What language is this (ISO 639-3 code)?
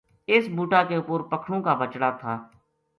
gju